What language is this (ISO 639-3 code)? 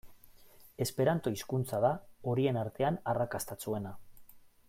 eus